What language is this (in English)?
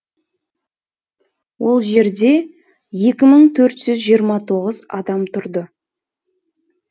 Kazakh